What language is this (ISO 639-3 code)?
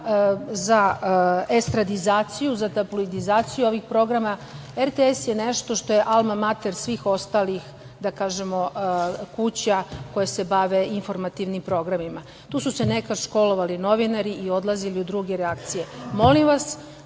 srp